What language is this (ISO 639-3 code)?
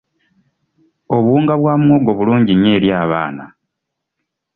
lug